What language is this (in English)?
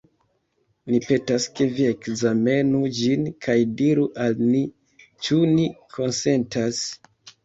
Esperanto